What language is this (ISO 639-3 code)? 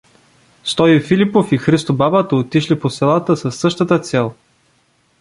bul